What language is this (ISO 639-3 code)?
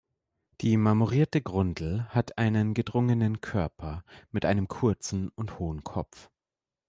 deu